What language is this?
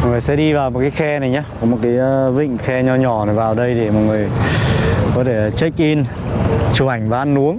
Vietnamese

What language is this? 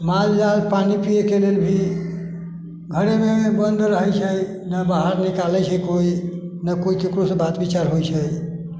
Maithili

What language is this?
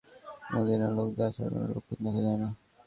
Bangla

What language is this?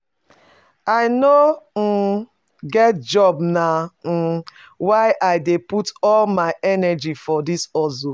Nigerian Pidgin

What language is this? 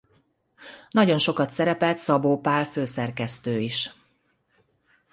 Hungarian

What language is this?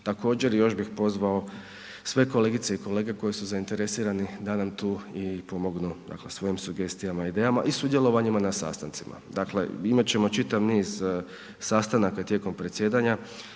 Croatian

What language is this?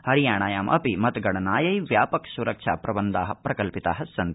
Sanskrit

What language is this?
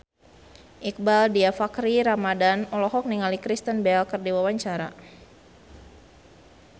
Sundanese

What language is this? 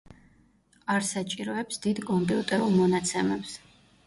Georgian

